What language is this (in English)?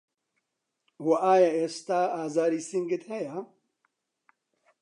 Central Kurdish